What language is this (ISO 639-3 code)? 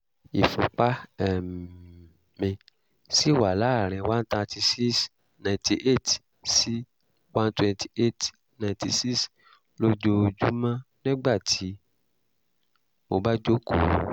yor